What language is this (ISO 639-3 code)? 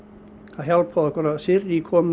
isl